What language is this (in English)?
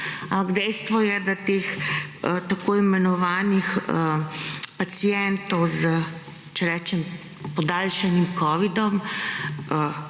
Slovenian